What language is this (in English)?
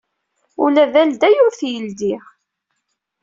Kabyle